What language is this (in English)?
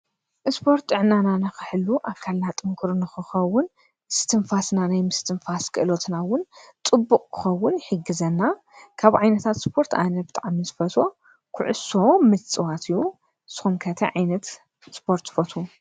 Tigrinya